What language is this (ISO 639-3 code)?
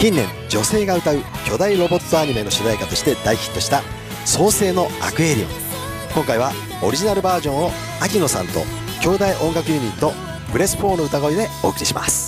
jpn